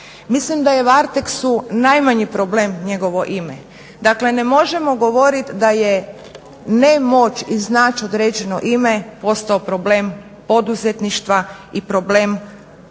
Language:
Croatian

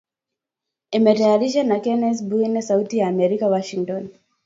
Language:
Swahili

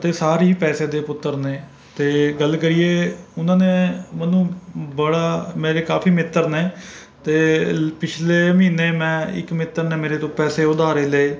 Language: Punjabi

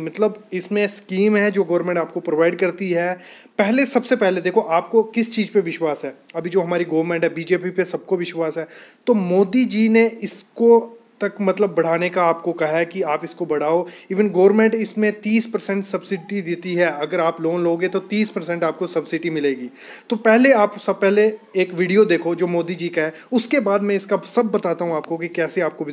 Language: Hindi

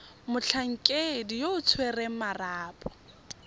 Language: Tswana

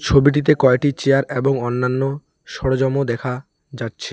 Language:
Bangla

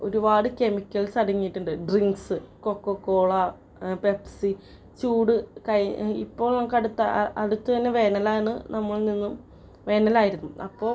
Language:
Malayalam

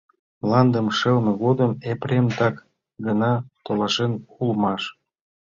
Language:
Mari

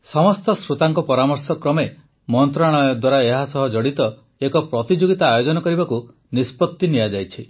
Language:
Odia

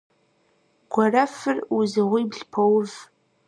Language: Kabardian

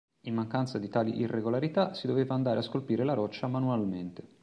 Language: Italian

